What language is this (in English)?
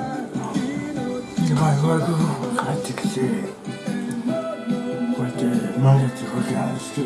Japanese